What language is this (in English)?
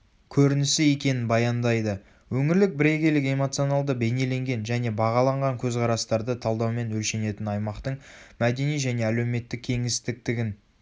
Kazakh